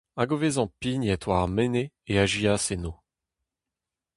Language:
Breton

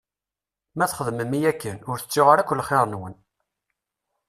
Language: Kabyle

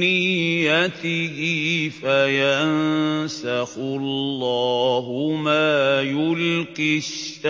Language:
Arabic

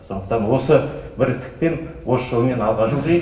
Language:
Kazakh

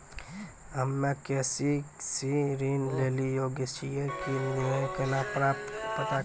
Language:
Maithili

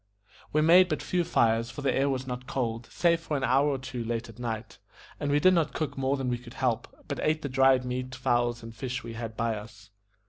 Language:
English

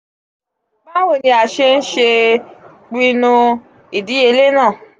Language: Yoruba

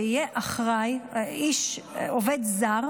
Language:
Hebrew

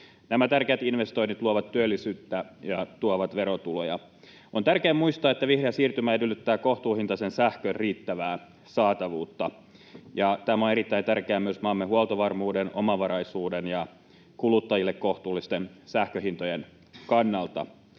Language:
Finnish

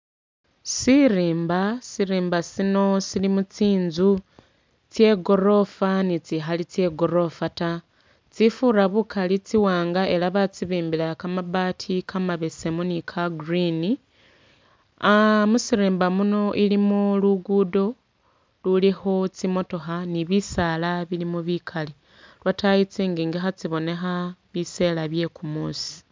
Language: Masaaba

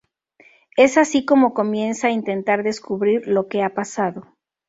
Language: Spanish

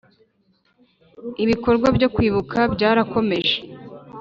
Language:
Kinyarwanda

